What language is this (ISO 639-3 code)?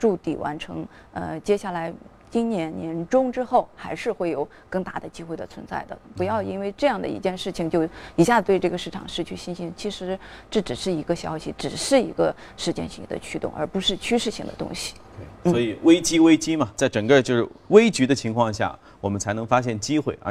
zho